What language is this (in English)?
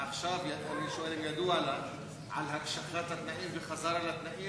Hebrew